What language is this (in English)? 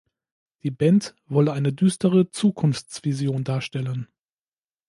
German